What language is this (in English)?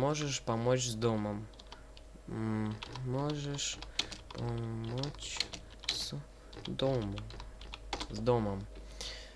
Russian